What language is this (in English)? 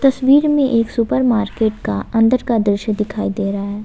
Hindi